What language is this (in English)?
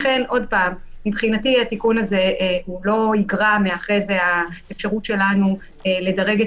Hebrew